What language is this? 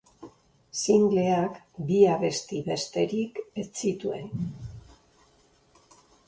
Basque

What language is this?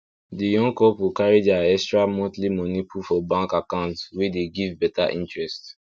Nigerian Pidgin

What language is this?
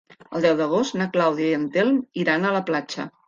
Catalan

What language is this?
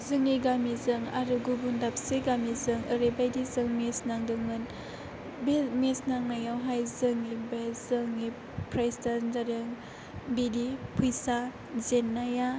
Bodo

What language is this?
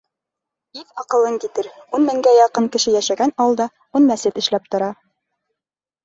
Bashkir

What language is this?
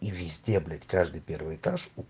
Russian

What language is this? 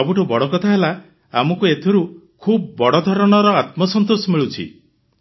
Odia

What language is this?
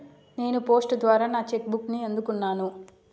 Telugu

